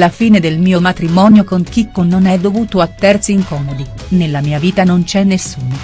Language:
Italian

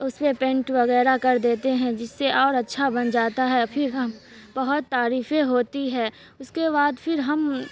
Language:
Urdu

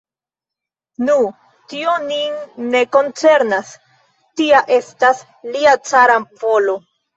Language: Esperanto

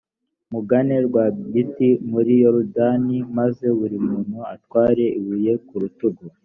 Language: Kinyarwanda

